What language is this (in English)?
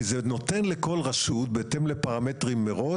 Hebrew